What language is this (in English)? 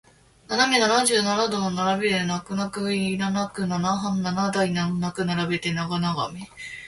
Japanese